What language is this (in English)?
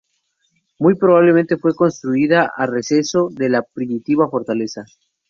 Spanish